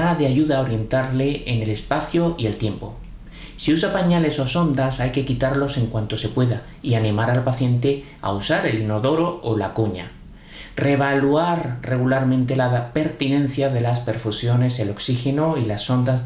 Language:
Spanish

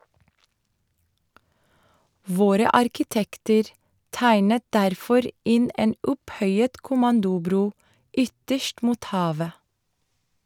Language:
Norwegian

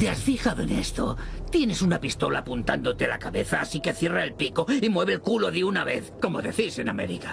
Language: Spanish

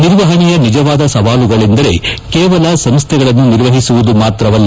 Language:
Kannada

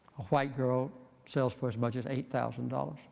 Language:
English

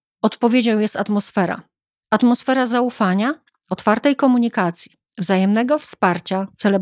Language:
Polish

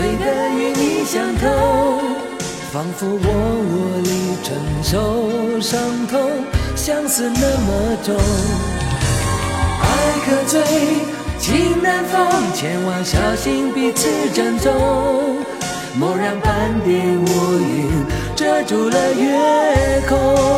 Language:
Chinese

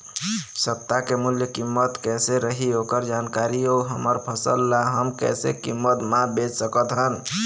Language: Chhattisgarhi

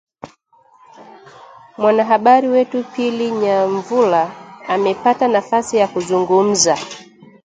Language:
Swahili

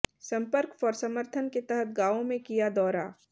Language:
Hindi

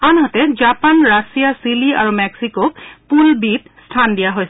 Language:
Assamese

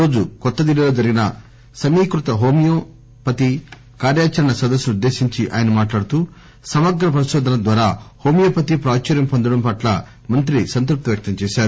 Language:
Telugu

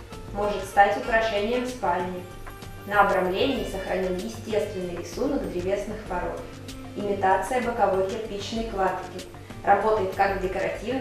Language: Russian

